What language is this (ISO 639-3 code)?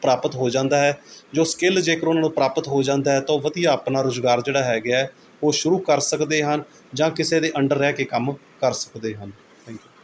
pan